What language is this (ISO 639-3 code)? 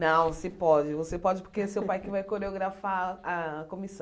por